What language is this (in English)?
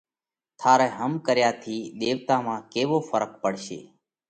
Parkari Koli